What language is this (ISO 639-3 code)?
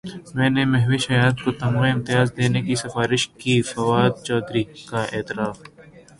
urd